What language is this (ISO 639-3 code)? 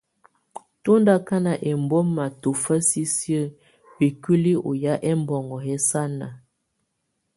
tvu